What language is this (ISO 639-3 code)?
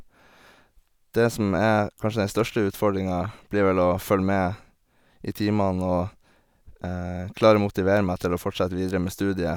nor